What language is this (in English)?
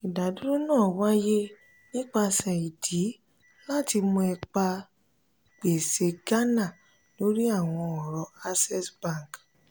Yoruba